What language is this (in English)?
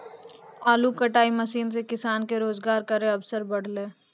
Maithili